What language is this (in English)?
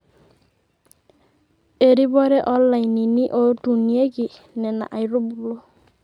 Masai